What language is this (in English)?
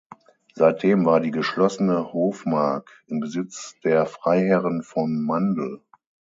German